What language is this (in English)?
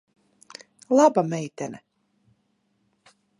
Latvian